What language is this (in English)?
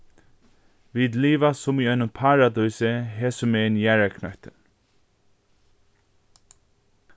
Faroese